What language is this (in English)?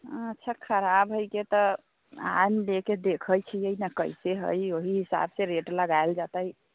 Maithili